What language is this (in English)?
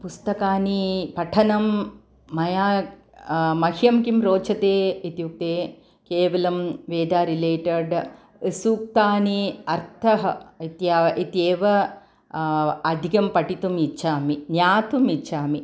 Sanskrit